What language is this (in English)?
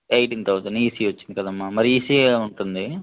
Telugu